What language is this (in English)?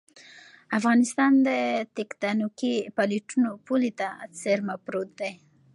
Pashto